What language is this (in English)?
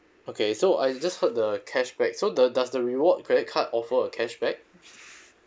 English